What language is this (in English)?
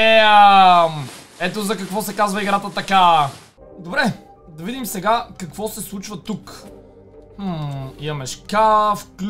Bulgarian